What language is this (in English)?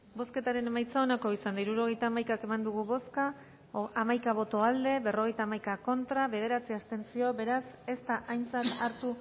Basque